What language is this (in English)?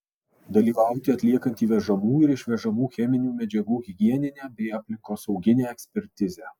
Lithuanian